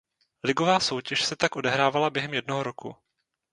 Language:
Czech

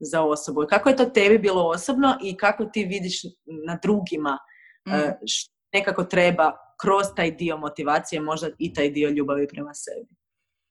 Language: Croatian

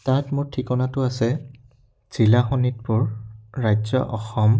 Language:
Assamese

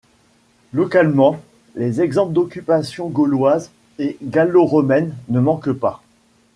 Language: French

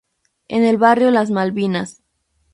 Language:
Spanish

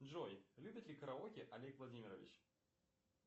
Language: Russian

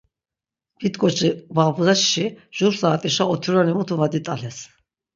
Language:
Laz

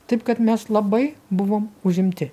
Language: Lithuanian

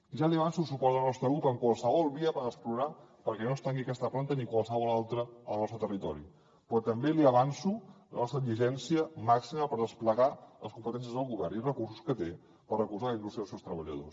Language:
Catalan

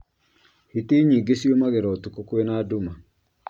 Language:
Kikuyu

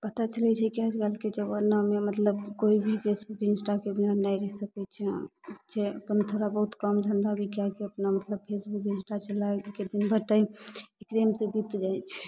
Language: Maithili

